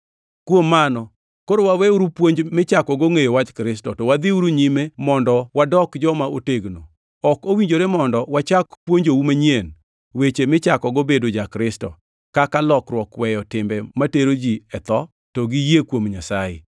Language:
Luo (Kenya and Tanzania)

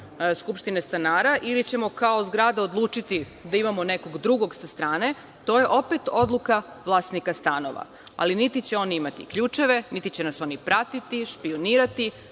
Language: Serbian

